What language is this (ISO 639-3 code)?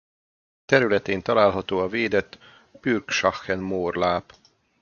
hun